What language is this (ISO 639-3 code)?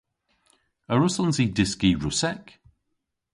cor